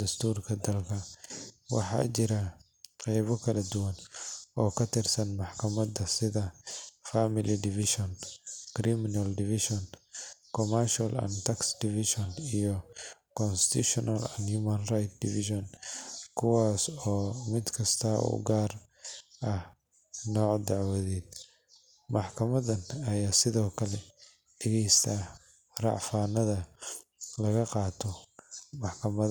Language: Somali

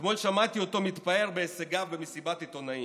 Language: Hebrew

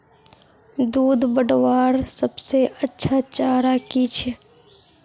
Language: Magahi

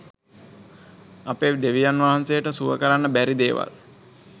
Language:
Sinhala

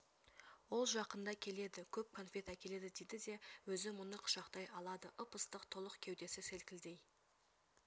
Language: Kazakh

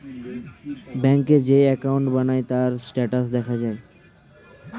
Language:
Bangla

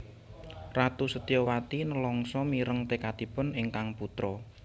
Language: Javanese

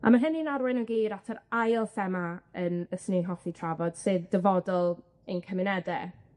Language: Welsh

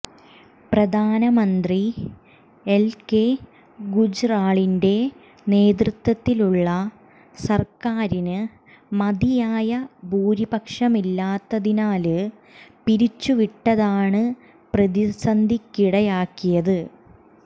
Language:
Malayalam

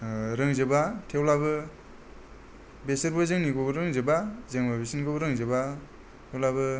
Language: Bodo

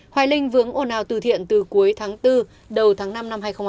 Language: Vietnamese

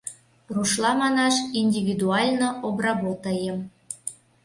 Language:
Mari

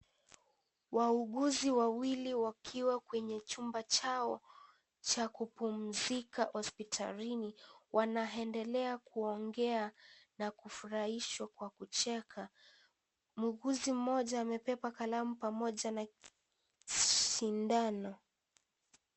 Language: Swahili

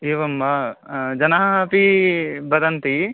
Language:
Sanskrit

